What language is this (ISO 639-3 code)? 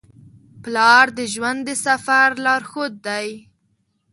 pus